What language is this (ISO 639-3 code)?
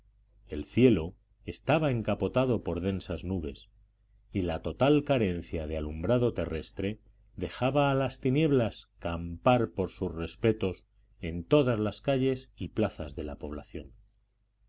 spa